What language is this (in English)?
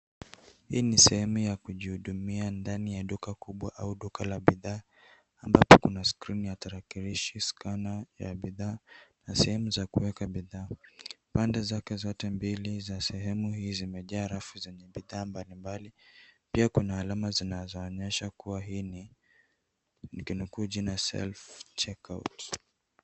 Swahili